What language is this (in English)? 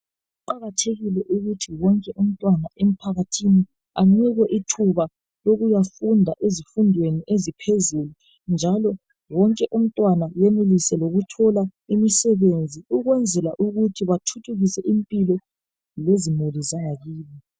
North Ndebele